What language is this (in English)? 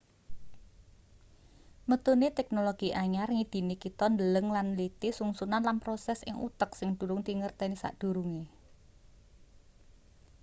Javanese